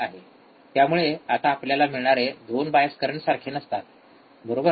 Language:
Marathi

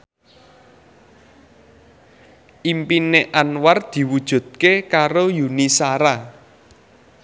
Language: Javanese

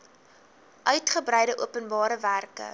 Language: Afrikaans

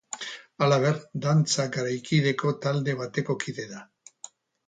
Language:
Basque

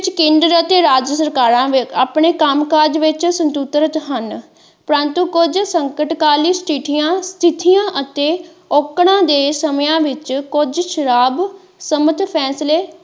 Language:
Punjabi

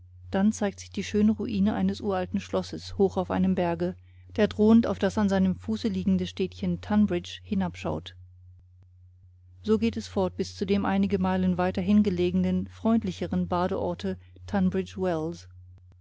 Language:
German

